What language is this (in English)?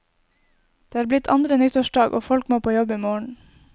Norwegian